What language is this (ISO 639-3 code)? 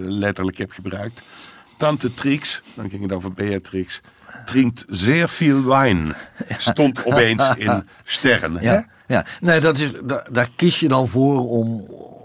nld